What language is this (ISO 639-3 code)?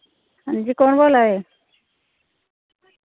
doi